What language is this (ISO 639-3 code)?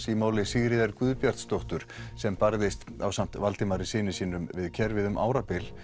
isl